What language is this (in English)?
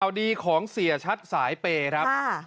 Thai